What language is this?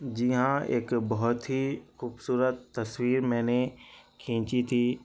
Urdu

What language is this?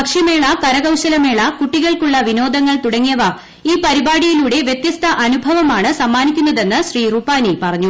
Malayalam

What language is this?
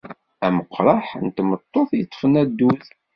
Kabyle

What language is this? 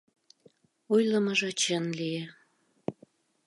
Mari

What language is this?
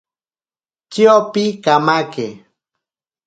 Ashéninka Perené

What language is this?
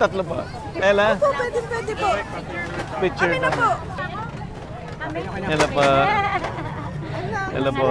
Filipino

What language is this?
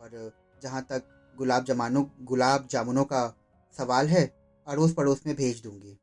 Hindi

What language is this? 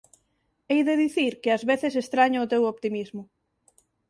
Galician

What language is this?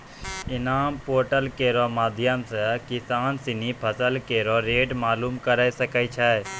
Maithili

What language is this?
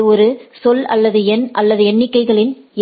Tamil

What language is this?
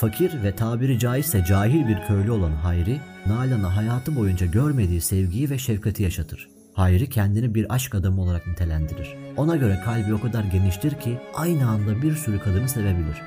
Turkish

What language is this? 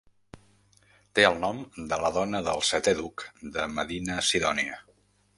Catalan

